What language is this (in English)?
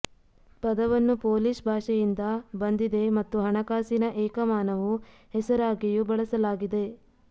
Kannada